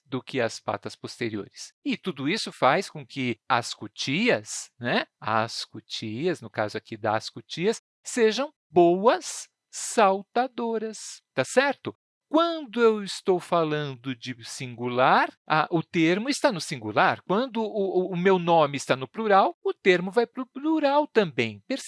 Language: Portuguese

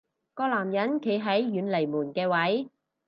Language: Cantonese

